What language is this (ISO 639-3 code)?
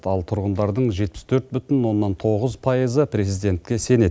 kaz